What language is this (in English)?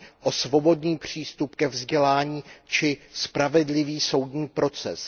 Czech